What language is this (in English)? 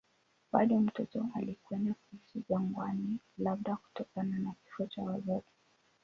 Swahili